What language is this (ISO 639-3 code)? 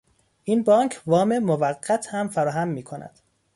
fas